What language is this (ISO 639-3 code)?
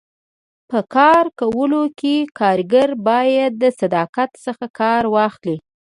pus